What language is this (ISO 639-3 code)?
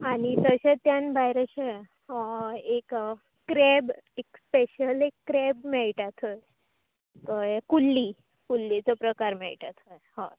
kok